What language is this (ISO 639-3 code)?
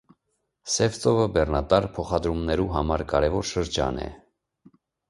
hye